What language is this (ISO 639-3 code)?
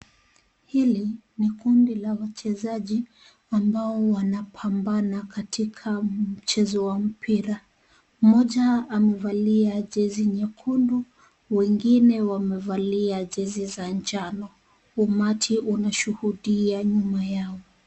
swa